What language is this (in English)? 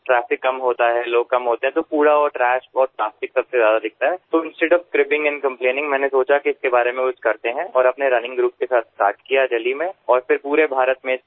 Gujarati